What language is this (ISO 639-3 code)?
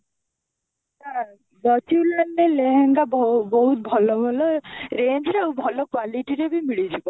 ori